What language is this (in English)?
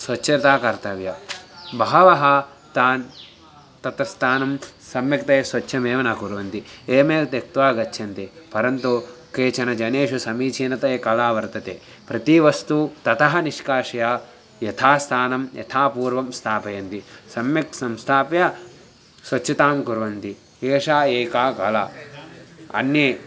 Sanskrit